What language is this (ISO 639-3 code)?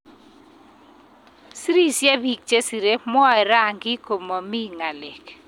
kln